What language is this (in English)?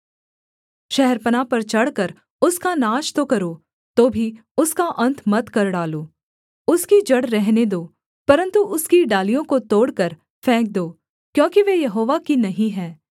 Hindi